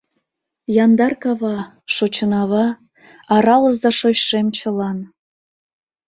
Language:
Mari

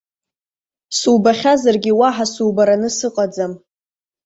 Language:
Abkhazian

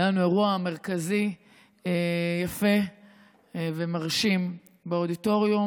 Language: Hebrew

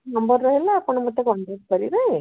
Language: Odia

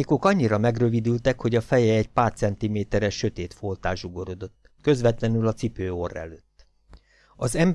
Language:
Hungarian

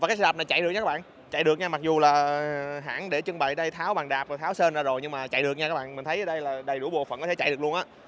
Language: Vietnamese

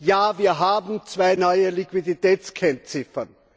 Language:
German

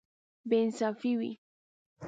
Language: Pashto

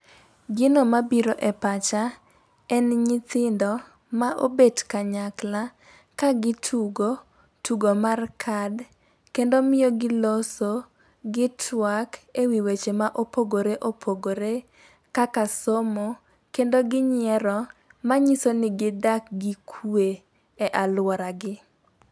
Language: Luo (Kenya and Tanzania)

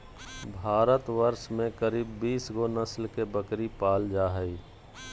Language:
Magahi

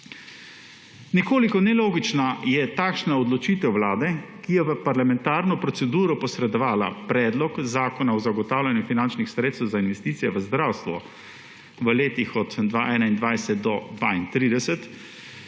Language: Slovenian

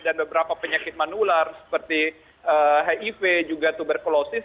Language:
Indonesian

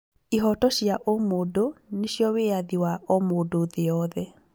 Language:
Kikuyu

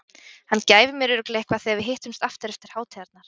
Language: Icelandic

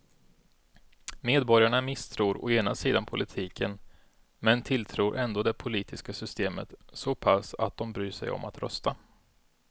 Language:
Swedish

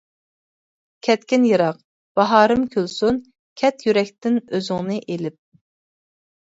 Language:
Uyghur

